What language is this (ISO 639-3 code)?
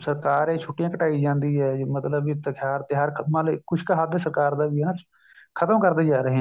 pan